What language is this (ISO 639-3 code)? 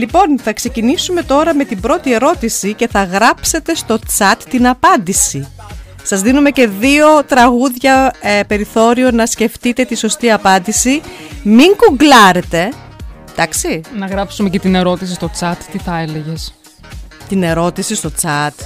ell